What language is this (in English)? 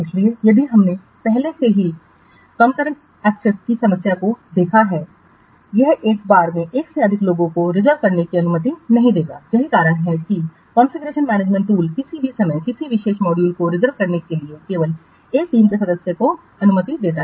Hindi